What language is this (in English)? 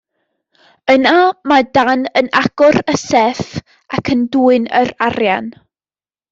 Welsh